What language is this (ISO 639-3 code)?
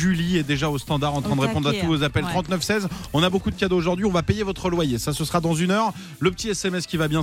fra